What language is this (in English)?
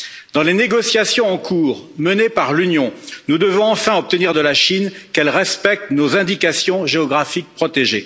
French